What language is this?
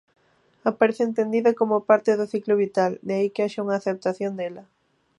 Galician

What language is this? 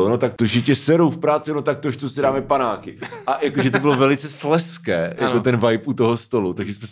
Czech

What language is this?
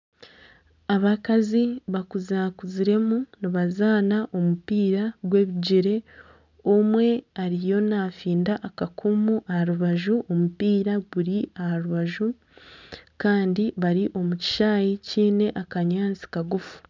Nyankole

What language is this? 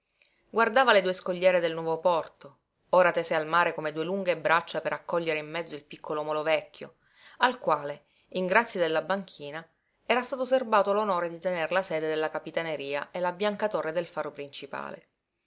Italian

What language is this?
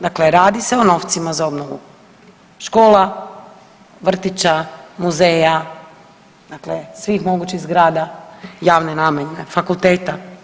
Croatian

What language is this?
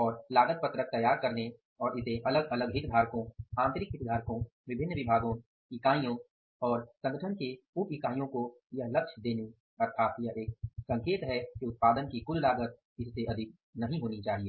Hindi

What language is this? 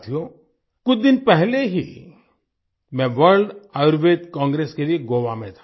Hindi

